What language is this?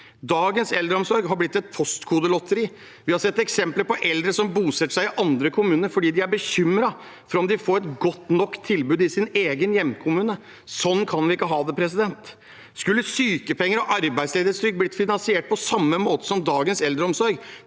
Norwegian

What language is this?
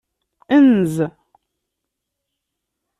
Kabyle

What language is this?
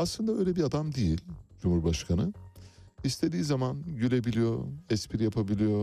Turkish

